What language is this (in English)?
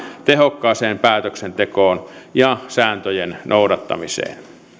Finnish